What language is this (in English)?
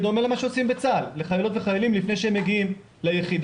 Hebrew